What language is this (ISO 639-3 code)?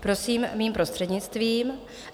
ces